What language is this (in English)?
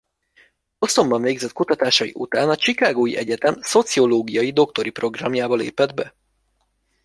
Hungarian